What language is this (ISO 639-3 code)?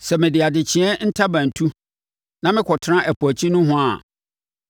aka